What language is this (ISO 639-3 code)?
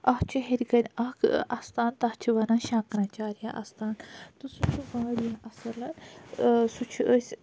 kas